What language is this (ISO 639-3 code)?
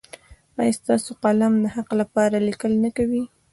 pus